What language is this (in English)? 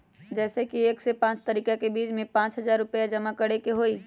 Magahi